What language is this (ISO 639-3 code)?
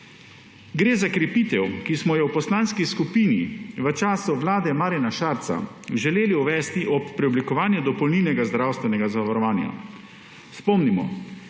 slv